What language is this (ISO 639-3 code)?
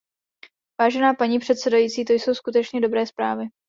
ces